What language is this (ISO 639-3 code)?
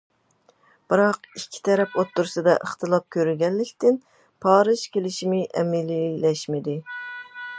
uig